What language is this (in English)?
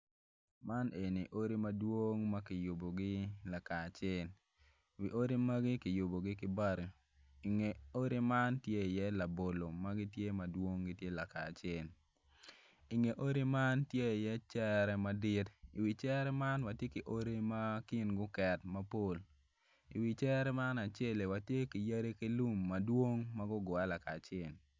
Acoli